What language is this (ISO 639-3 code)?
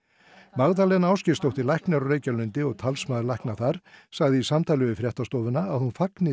isl